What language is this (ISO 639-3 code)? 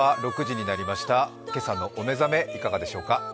jpn